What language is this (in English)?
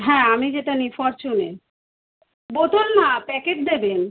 Bangla